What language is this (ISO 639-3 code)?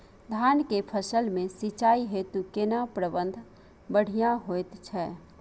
mai